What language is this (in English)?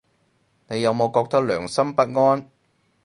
Cantonese